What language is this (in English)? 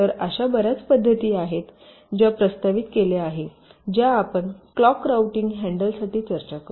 Marathi